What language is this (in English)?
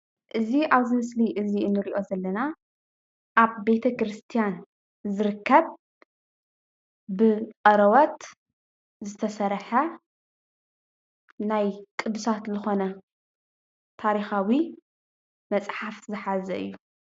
Tigrinya